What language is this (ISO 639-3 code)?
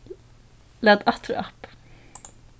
fao